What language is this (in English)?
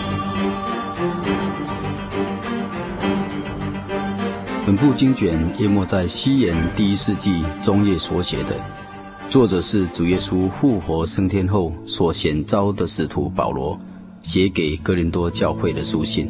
Chinese